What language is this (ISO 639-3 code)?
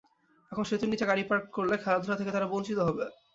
ben